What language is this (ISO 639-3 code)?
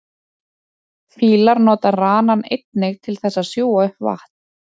isl